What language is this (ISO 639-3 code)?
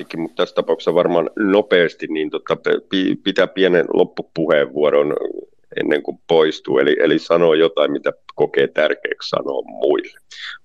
fin